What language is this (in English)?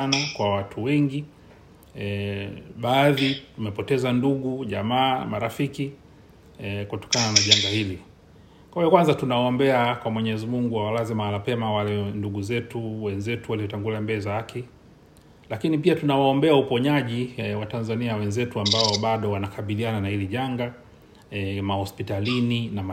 Swahili